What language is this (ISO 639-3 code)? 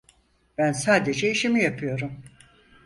tur